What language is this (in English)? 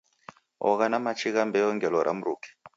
Taita